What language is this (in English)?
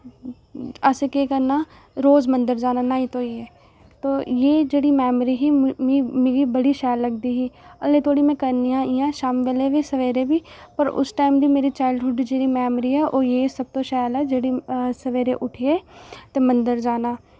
Dogri